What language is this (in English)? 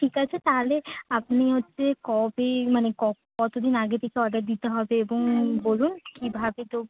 Bangla